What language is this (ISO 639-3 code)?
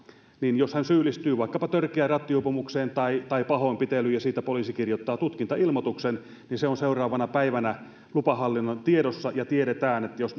fin